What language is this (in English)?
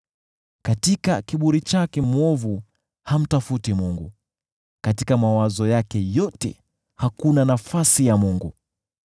Swahili